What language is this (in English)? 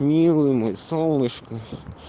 Russian